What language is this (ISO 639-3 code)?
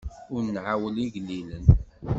kab